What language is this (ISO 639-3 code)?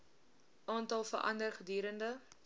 afr